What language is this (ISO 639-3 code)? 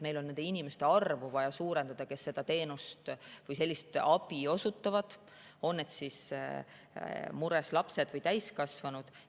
est